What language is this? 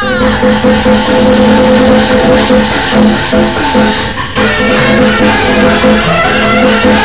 Chinese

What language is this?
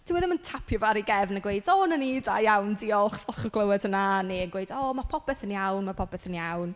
Welsh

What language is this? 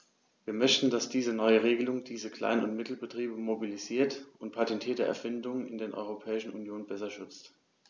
German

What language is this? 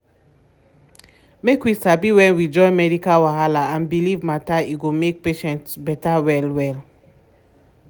Nigerian Pidgin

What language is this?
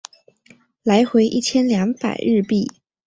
Chinese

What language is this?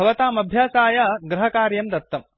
Sanskrit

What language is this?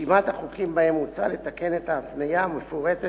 Hebrew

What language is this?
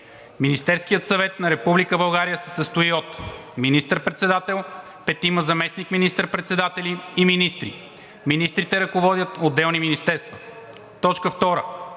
Bulgarian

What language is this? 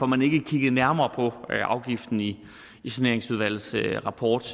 Danish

